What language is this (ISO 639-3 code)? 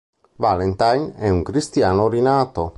ita